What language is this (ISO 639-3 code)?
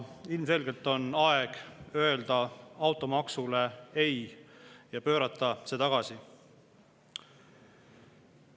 est